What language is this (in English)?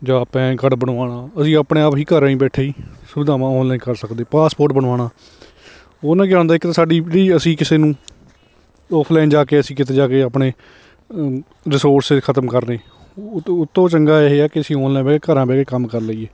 Punjabi